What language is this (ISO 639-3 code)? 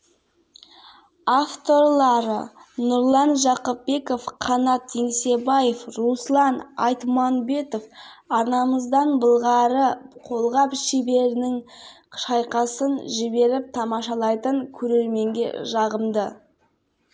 kaz